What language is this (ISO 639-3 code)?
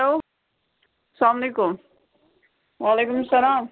kas